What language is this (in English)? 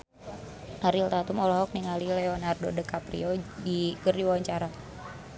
Sundanese